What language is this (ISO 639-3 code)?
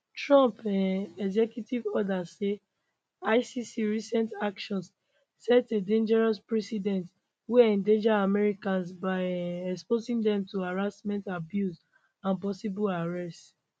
pcm